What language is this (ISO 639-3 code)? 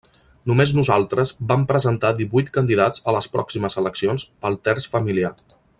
cat